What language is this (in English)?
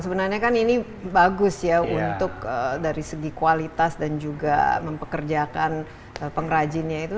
Indonesian